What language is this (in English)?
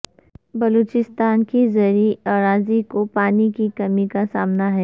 Urdu